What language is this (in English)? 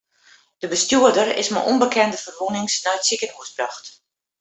Western Frisian